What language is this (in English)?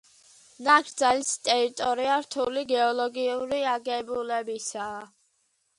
Georgian